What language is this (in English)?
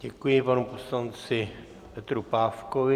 Czech